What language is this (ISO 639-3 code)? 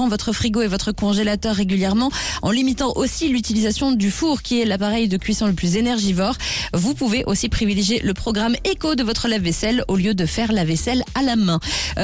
fra